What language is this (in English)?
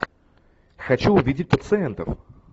Russian